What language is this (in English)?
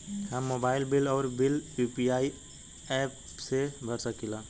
Bhojpuri